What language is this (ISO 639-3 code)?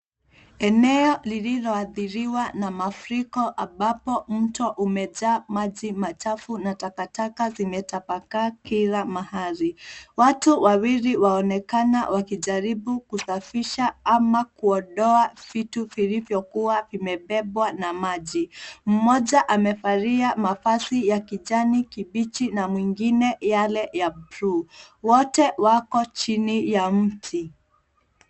swa